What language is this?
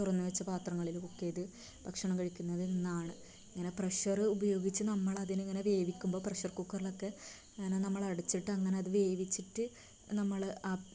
Malayalam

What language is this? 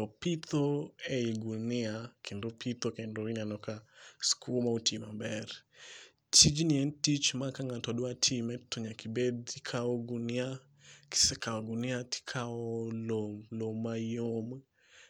Luo (Kenya and Tanzania)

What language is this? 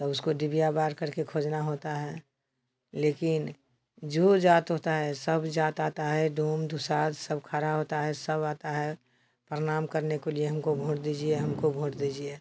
Hindi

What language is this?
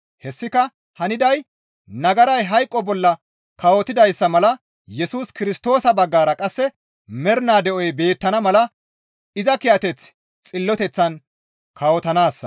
Gamo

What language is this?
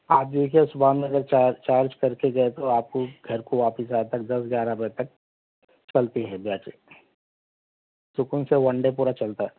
Urdu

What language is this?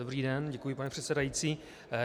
Czech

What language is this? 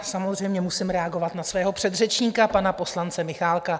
Czech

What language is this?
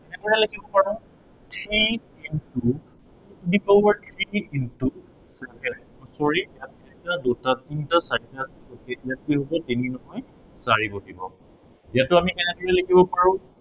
Assamese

